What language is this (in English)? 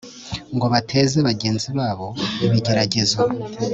Kinyarwanda